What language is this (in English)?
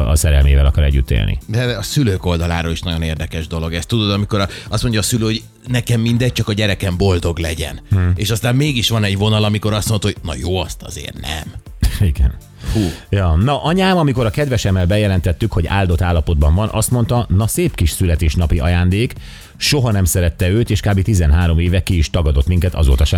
Hungarian